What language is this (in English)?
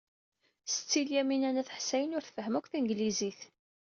Kabyle